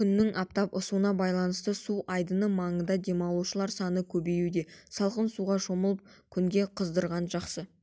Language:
Kazakh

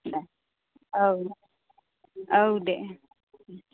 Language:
Bodo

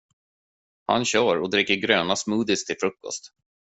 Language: Swedish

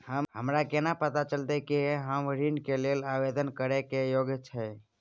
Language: Maithili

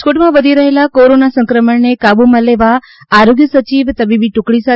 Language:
Gujarati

